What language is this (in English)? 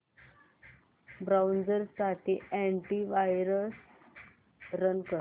Marathi